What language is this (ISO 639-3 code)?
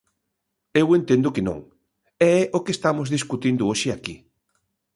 glg